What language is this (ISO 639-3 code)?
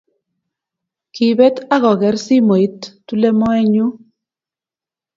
kln